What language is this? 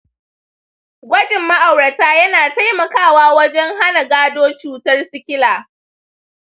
Hausa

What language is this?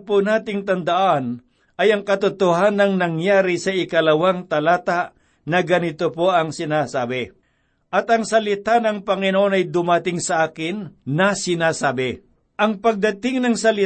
Filipino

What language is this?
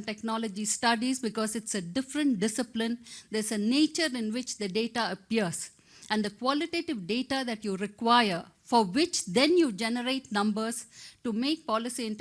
English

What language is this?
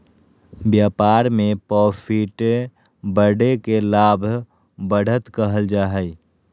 Magahi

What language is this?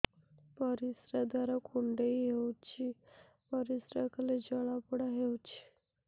Odia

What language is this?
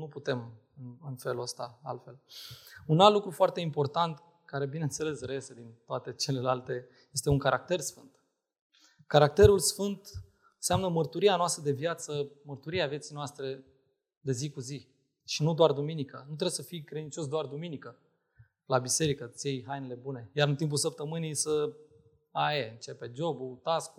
Romanian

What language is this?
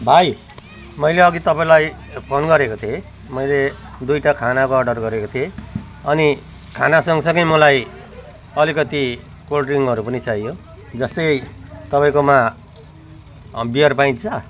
Nepali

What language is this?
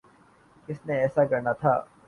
Urdu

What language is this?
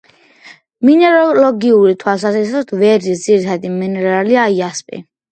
Georgian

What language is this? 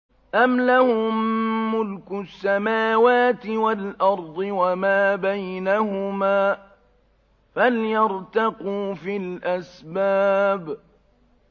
Arabic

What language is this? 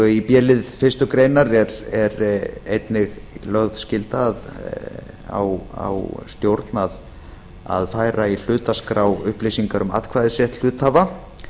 Icelandic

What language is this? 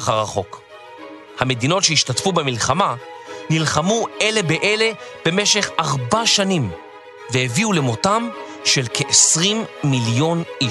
Hebrew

